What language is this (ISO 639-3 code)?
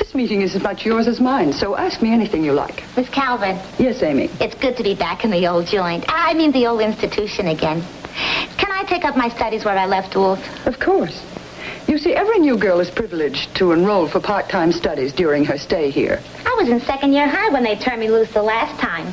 eng